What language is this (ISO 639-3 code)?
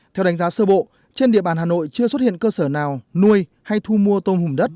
vie